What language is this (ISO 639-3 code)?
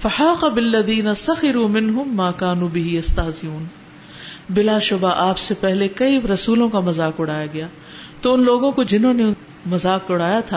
urd